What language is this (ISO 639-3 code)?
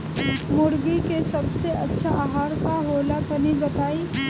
bho